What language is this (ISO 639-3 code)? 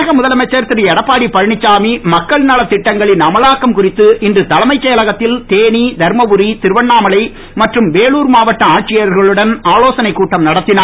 tam